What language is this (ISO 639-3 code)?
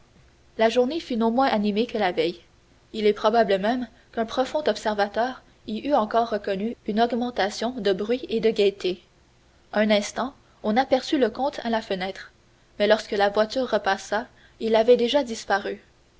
fra